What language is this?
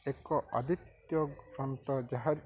Odia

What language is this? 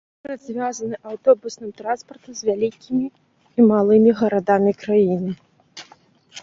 Belarusian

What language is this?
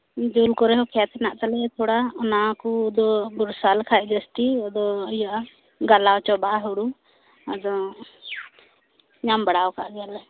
Santali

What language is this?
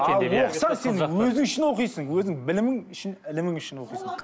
Kazakh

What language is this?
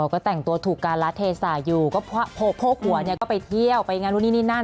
Thai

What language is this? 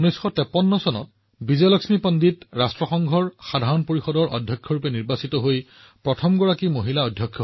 Assamese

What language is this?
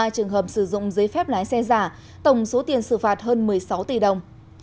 Vietnamese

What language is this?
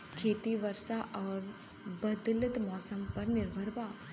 Bhojpuri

